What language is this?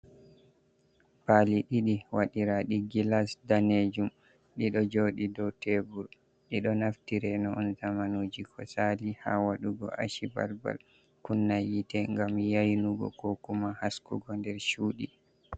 Fula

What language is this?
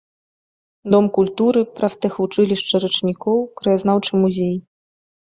Belarusian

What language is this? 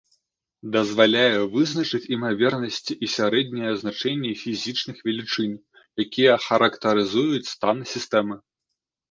Belarusian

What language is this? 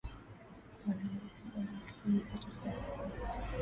Swahili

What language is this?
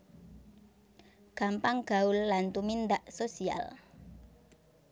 Javanese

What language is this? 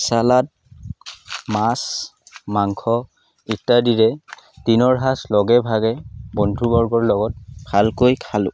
Assamese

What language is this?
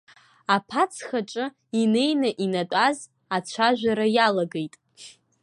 Abkhazian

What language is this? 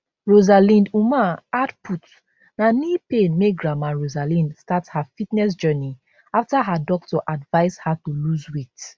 Nigerian Pidgin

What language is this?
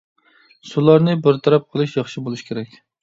Uyghur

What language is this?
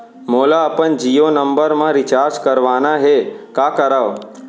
Chhattisgarhi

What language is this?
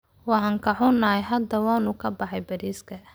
Somali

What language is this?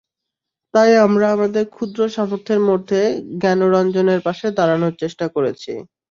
Bangla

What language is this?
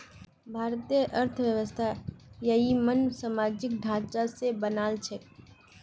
Magahi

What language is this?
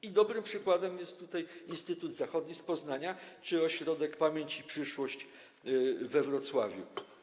Polish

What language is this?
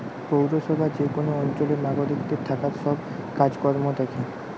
Bangla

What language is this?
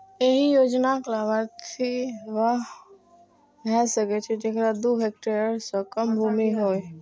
Maithili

